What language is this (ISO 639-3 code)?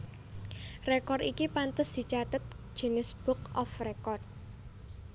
jav